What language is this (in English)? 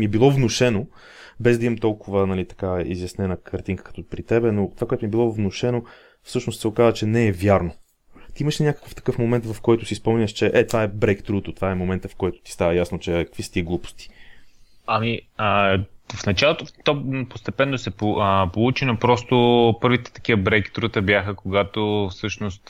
Bulgarian